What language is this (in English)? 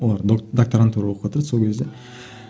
Kazakh